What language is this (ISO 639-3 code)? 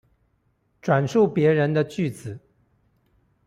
zho